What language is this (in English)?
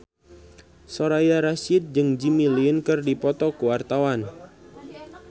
Sundanese